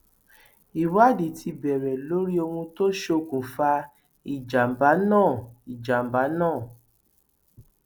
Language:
Yoruba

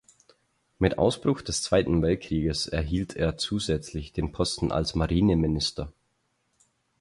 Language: German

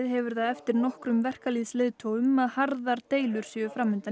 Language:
Icelandic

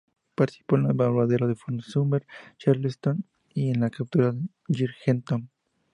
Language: Spanish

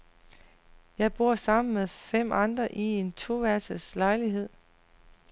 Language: Danish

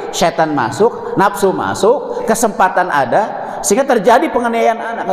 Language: Indonesian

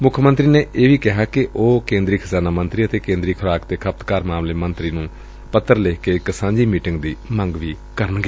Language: Punjabi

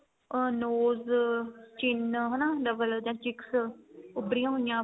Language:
Punjabi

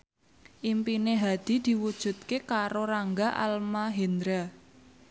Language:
Javanese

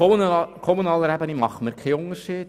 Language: Swiss German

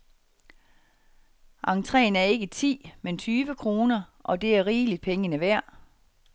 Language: Danish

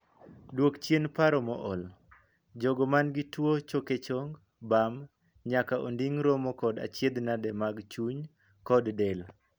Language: Luo (Kenya and Tanzania)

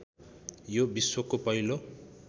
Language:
Nepali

